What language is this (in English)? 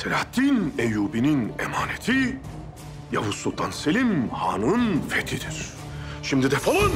Turkish